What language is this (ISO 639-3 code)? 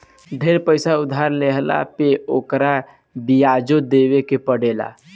bho